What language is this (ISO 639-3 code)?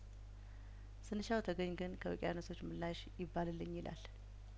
amh